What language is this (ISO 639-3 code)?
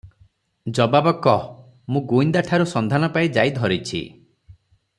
ori